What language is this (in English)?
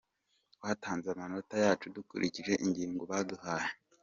Kinyarwanda